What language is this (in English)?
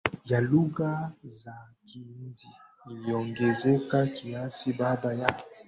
Swahili